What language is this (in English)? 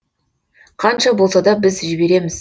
Kazakh